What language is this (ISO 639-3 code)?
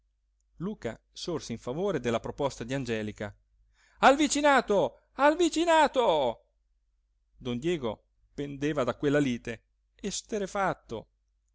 ita